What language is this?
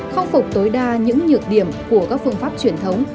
Vietnamese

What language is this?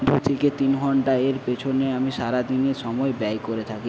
Bangla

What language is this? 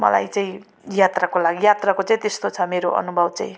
Nepali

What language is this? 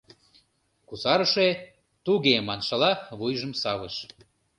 Mari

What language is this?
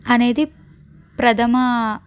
Telugu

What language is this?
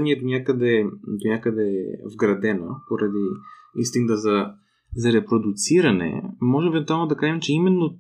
Bulgarian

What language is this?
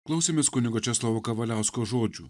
Lithuanian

